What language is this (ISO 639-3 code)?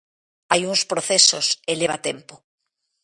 glg